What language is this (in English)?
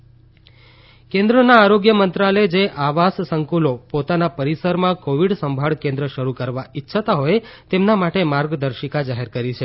Gujarati